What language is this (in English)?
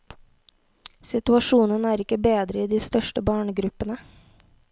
Norwegian